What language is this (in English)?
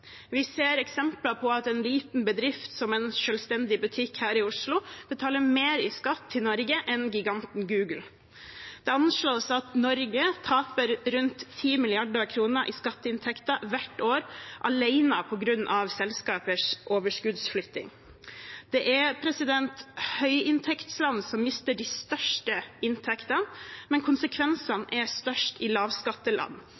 Norwegian Bokmål